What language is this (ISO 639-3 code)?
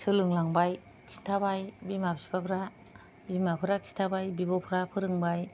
brx